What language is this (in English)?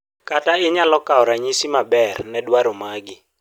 Luo (Kenya and Tanzania)